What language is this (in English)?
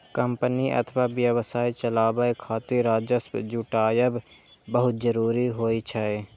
Maithili